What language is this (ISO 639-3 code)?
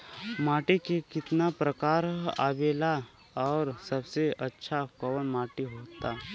bho